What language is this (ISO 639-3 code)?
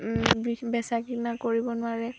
asm